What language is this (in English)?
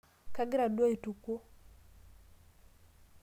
Masai